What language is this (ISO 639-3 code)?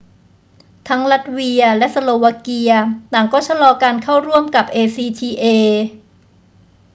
tha